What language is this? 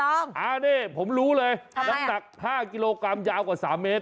Thai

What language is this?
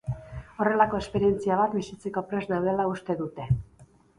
Basque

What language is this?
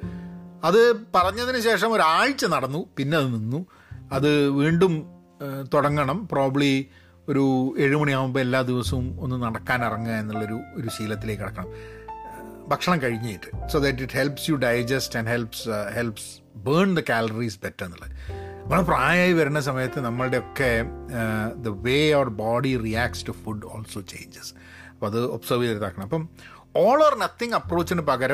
Malayalam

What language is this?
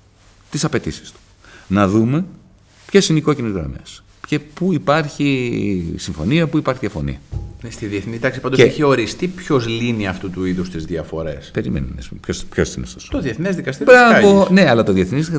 Greek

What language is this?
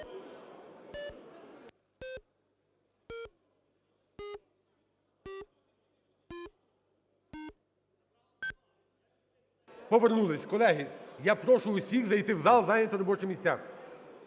Ukrainian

